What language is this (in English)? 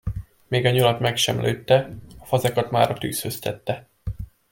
Hungarian